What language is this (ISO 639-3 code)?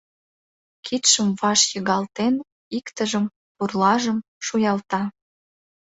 chm